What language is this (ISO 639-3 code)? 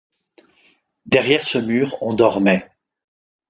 fra